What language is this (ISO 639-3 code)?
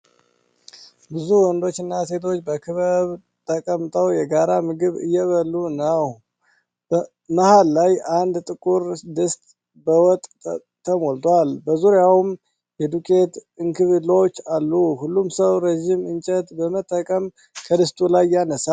amh